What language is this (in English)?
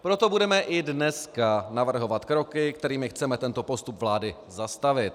Czech